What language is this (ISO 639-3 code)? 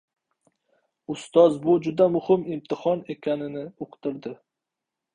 uzb